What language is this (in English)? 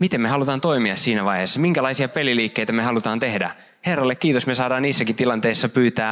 Finnish